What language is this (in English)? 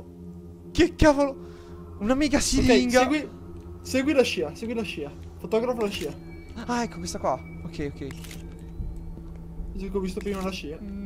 Italian